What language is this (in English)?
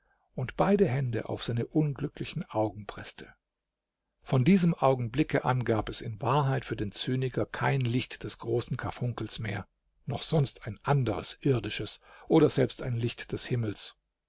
German